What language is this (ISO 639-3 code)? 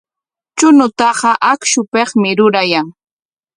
qwa